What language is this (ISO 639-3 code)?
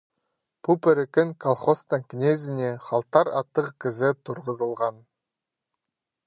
kjh